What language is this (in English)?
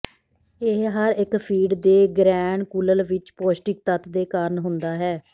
Punjabi